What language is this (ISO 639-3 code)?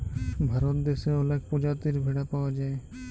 ben